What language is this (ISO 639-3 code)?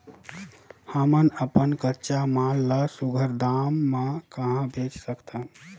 hne